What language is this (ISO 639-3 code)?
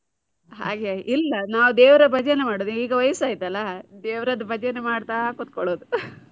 kan